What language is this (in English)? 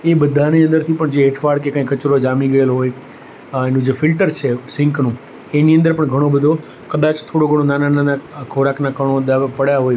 Gujarati